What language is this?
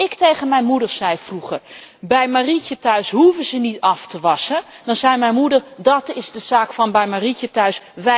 Dutch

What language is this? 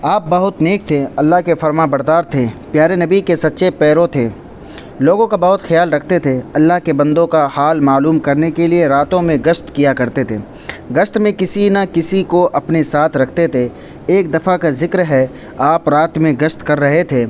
Urdu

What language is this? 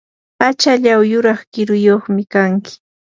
Yanahuanca Pasco Quechua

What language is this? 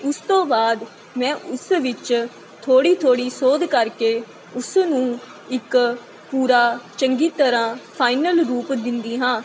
Punjabi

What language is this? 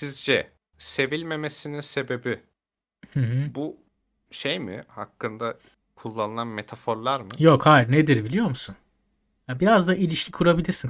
Turkish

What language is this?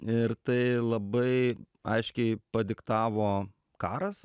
Lithuanian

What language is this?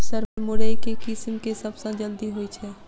Maithili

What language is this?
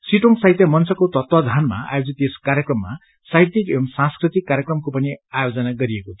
Nepali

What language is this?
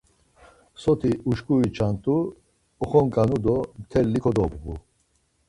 Laz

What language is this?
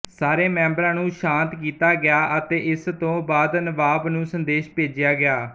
Punjabi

